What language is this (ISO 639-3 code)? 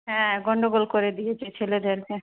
ben